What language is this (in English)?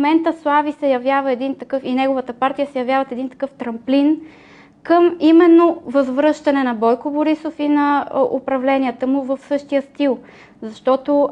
Bulgarian